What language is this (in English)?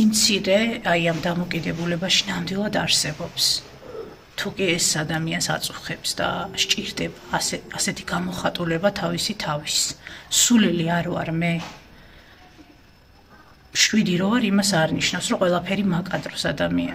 Romanian